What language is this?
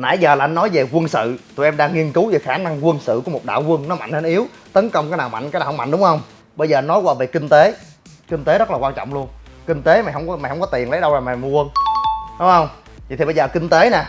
Vietnamese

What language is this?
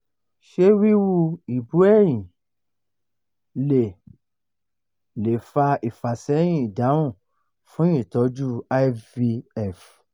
Yoruba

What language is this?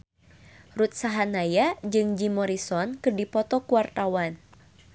Sundanese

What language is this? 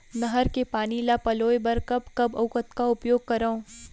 Chhattisgarhi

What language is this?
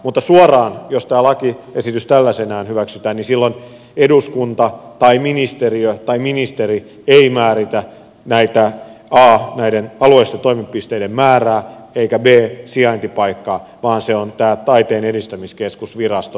Finnish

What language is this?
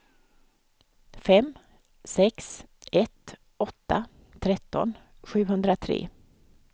Swedish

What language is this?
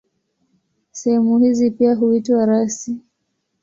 Swahili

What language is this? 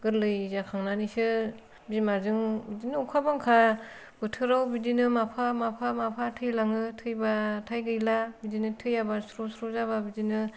Bodo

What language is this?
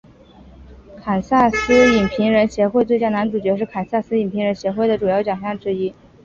Chinese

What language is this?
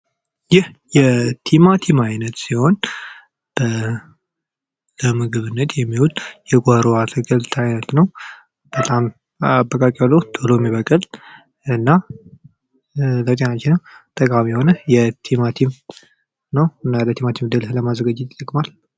Amharic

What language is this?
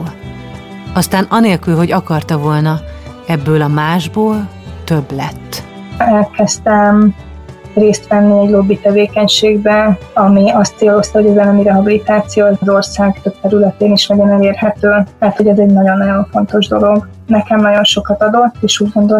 Hungarian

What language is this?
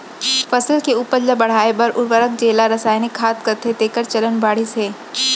Chhattisgarhi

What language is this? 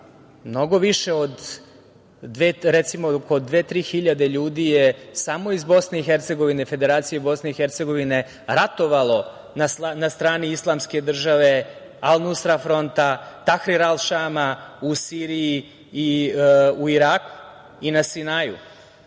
Serbian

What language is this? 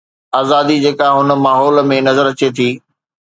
Sindhi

